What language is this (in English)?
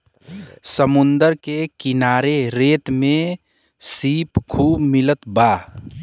Bhojpuri